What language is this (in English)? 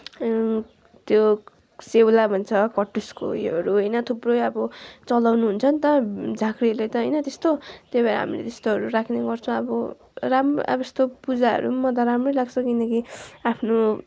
Nepali